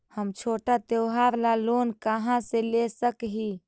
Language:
Magahi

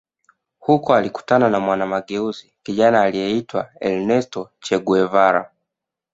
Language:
Swahili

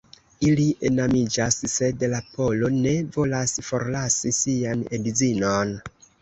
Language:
Esperanto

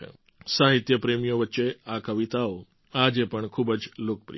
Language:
Gujarati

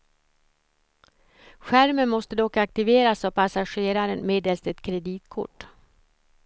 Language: Swedish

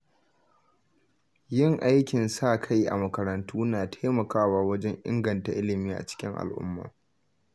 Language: Hausa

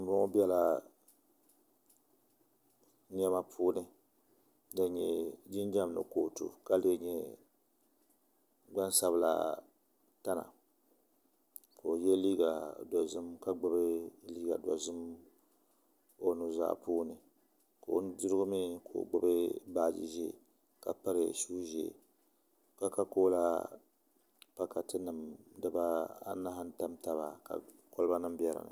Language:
Dagbani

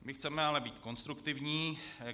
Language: Czech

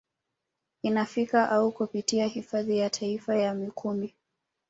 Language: Swahili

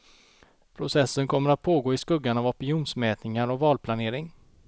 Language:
Swedish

